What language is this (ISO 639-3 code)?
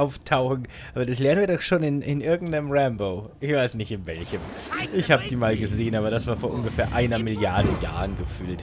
deu